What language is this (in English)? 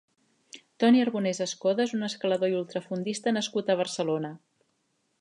Catalan